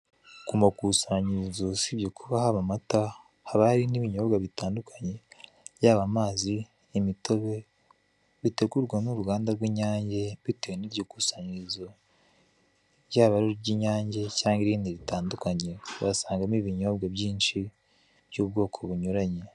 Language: Kinyarwanda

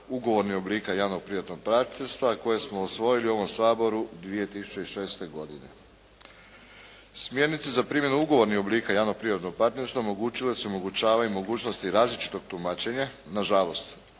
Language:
Croatian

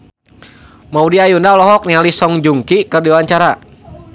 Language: Sundanese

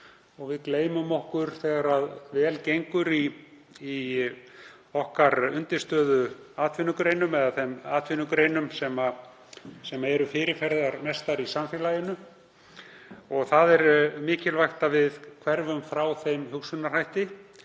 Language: Icelandic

